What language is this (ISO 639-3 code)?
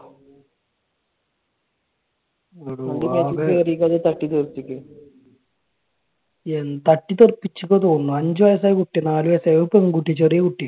mal